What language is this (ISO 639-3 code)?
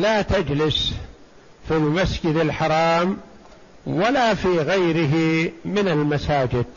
ara